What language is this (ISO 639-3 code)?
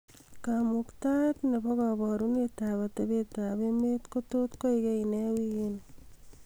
kln